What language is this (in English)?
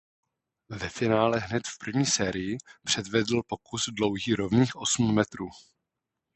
Czech